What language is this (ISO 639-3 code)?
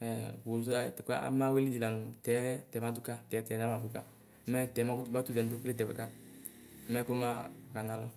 kpo